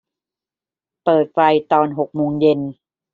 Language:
Thai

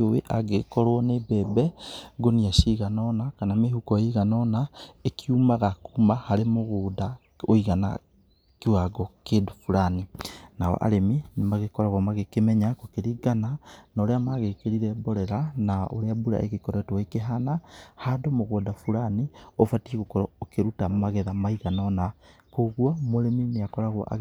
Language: Kikuyu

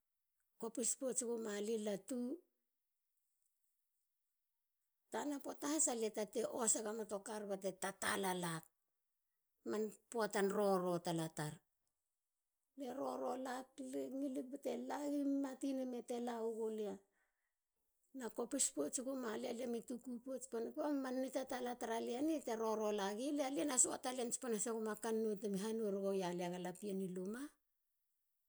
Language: Halia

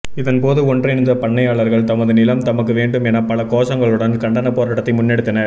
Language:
Tamil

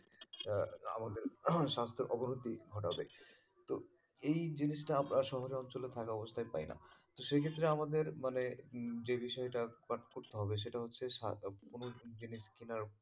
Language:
Bangla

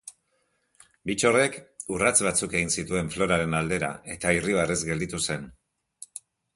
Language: Basque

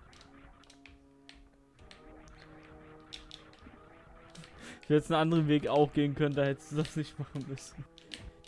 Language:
German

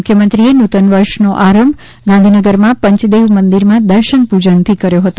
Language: Gujarati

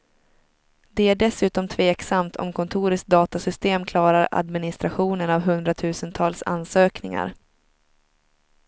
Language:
Swedish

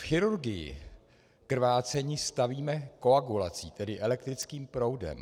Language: Czech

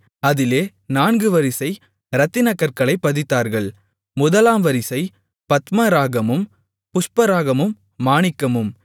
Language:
Tamil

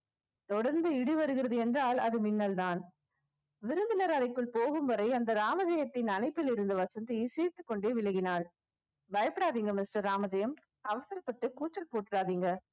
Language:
Tamil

